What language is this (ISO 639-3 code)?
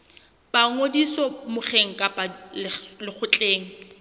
sot